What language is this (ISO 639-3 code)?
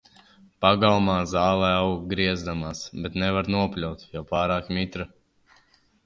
lav